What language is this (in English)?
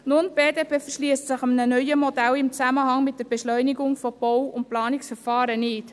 Swiss German